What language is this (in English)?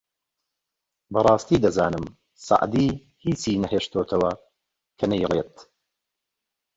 Central Kurdish